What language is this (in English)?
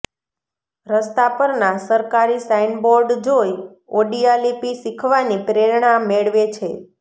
Gujarati